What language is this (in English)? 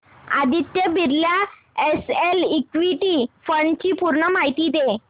Marathi